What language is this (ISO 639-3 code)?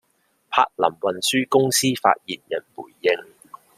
zho